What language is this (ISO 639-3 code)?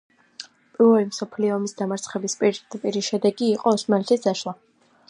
kat